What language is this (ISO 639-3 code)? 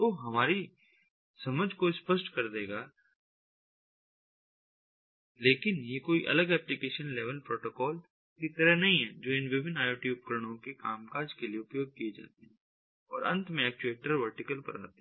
hin